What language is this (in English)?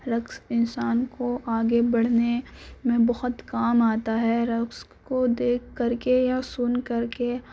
Urdu